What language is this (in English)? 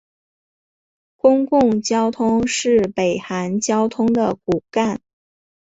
Chinese